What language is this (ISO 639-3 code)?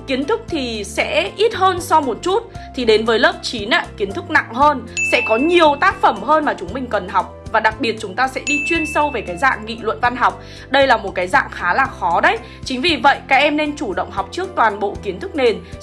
vie